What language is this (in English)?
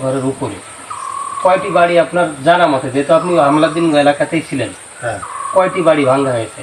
Romanian